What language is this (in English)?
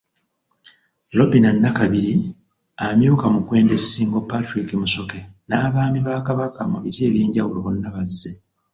Ganda